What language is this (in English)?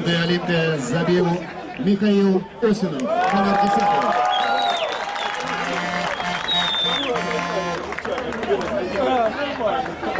Russian